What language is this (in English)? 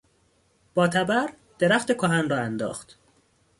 Persian